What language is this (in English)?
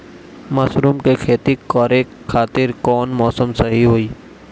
Bhojpuri